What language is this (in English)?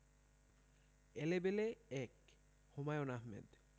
Bangla